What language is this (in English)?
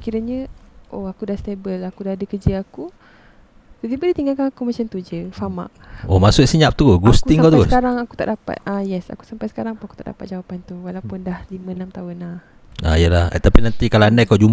Malay